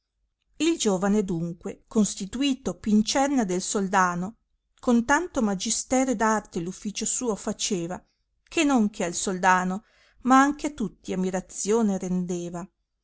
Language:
Italian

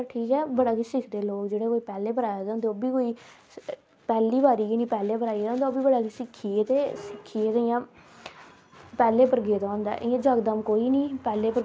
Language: Dogri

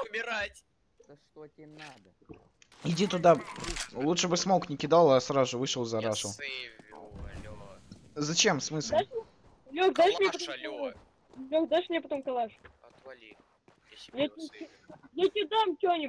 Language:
Russian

